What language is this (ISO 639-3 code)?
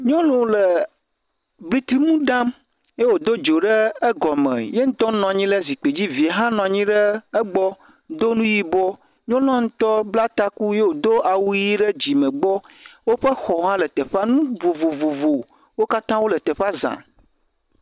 ewe